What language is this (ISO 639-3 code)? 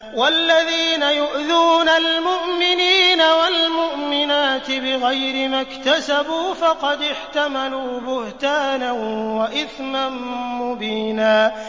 ara